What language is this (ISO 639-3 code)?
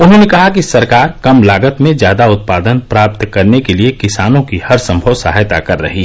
hin